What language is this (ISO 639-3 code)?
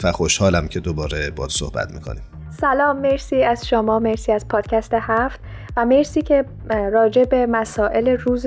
fas